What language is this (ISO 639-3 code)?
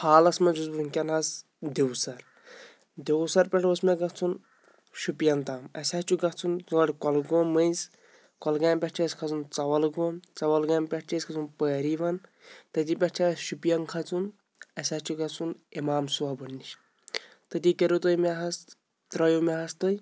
kas